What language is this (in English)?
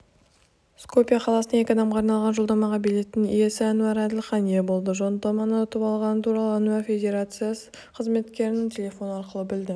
Kazakh